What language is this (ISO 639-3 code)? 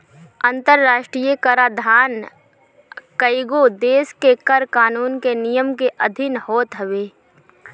bho